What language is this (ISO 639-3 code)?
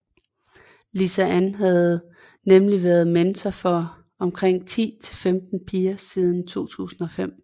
dan